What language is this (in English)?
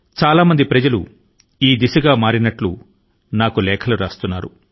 Telugu